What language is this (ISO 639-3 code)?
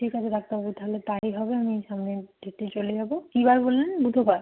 ben